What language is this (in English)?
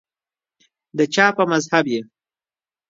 Pashto